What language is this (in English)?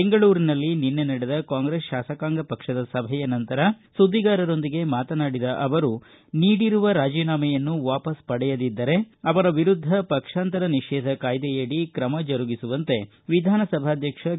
Kannada